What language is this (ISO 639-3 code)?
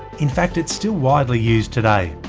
eng